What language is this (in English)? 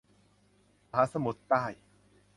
Thai